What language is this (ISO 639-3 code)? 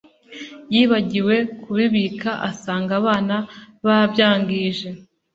kin